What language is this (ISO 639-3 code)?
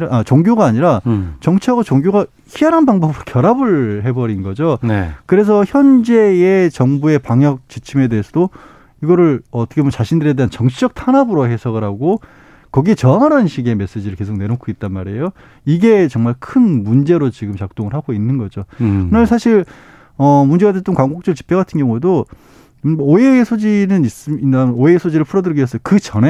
kor